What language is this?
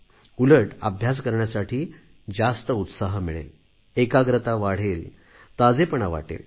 Marathi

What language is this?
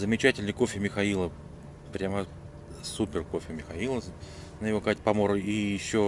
Russian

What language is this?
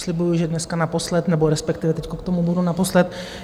Czech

